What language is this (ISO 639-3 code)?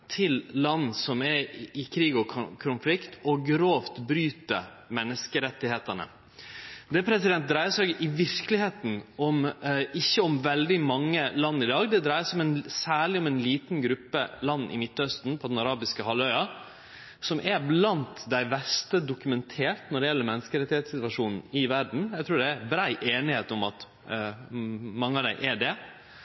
nno